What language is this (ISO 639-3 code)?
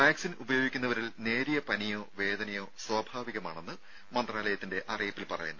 mal